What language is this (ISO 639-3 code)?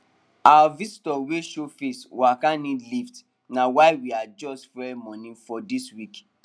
pcm